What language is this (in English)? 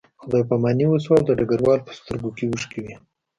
Pashto